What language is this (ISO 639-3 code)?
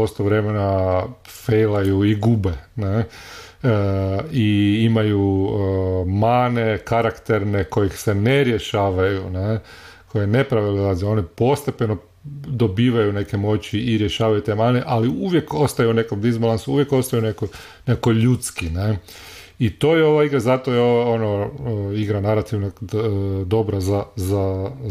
hrv